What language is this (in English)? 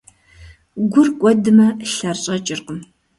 Kabardian